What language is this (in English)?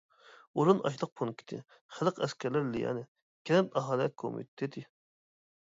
Uyghur